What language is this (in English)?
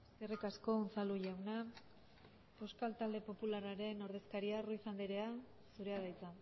Basque